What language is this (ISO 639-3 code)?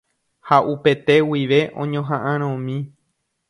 grn